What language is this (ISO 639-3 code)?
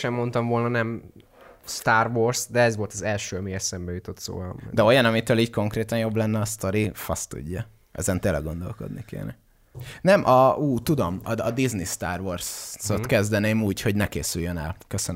hun